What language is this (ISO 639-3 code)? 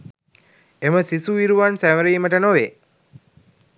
sin